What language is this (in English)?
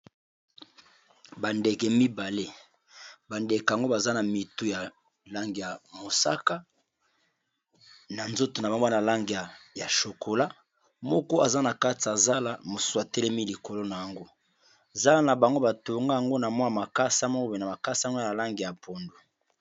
Lingala